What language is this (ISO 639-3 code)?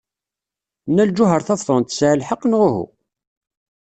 kab